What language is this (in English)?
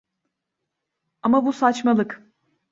Turkish